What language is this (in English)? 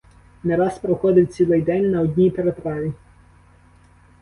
Ukrainian